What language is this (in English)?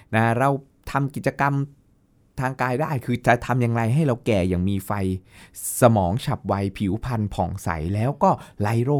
Thai